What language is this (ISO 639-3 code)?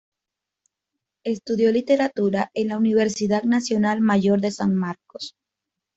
spa